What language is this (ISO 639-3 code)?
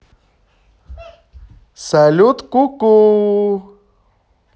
rus